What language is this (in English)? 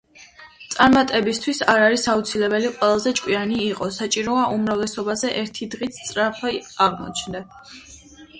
Georgian